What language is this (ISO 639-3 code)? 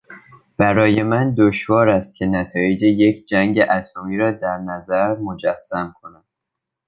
fas